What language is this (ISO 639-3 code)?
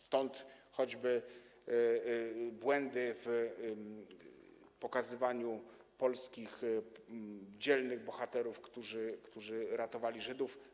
pol